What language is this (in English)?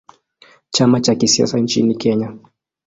Swahili